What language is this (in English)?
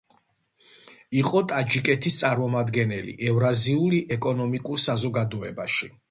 Georgian